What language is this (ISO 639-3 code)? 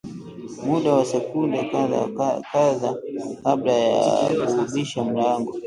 swa